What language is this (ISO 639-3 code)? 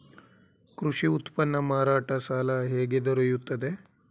kan